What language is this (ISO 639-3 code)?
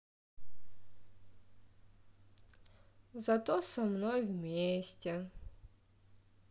rus